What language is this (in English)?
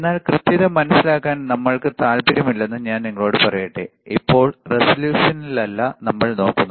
Malayalam